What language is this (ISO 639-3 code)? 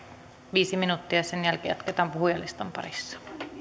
fin